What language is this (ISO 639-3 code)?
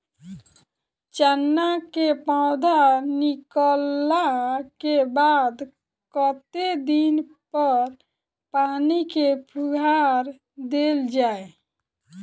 mai